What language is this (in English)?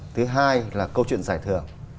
Vietnamese